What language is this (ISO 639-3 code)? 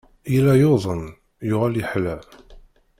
kab